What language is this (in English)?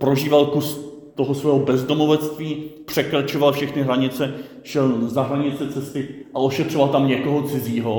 Czech